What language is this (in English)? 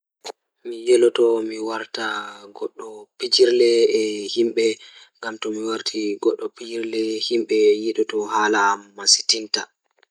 Fula